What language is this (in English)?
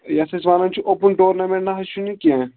Kashmiri